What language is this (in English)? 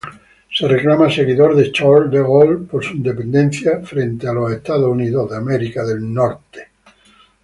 Spanish